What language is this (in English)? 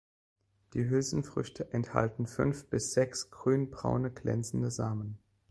German